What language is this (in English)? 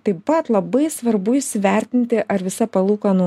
Lithuanian